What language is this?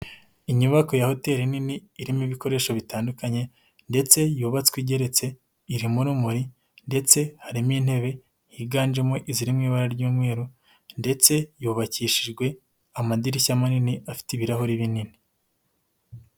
Kinyarwanda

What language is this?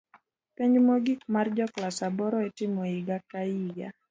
Luo (Kenya and Tanzania)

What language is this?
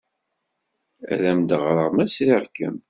Kabyle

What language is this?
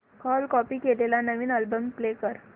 Marathi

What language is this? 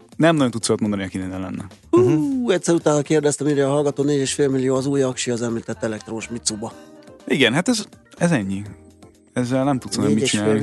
Hungarian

